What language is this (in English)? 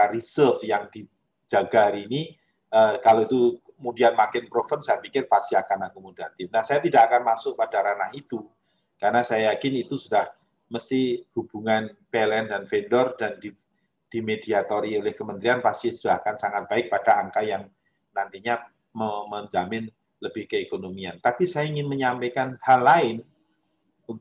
Indonesian